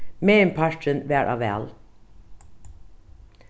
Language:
Faroese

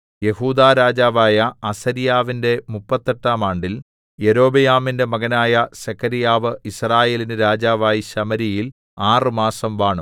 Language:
Malayalam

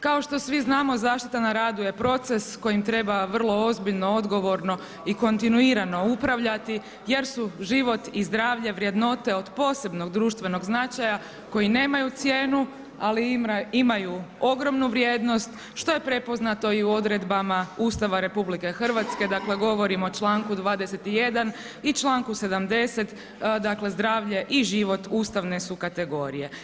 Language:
Croatian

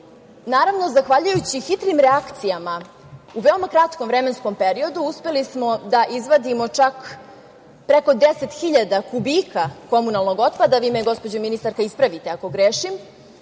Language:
Serbian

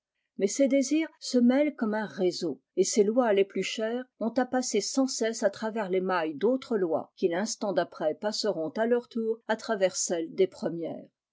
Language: French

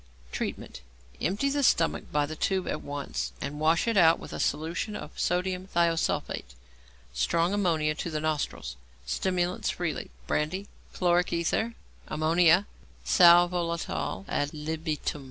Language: English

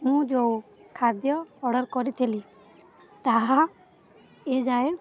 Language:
Odia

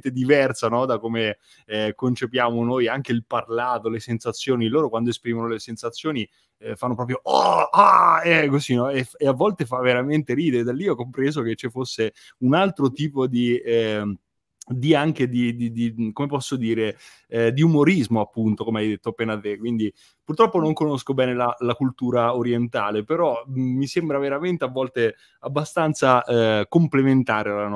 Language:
Italian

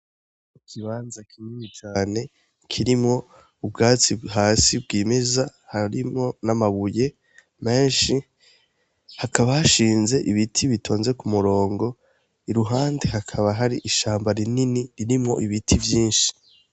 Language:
Rundi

